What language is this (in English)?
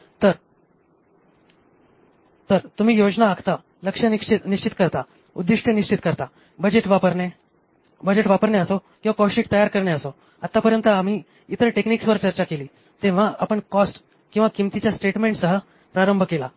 Marathi